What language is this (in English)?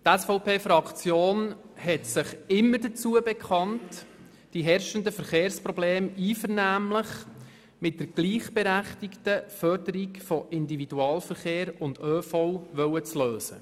Swiss German